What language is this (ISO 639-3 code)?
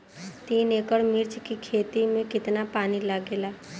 bho